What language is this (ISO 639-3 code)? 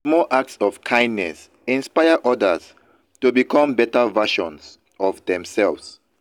pcm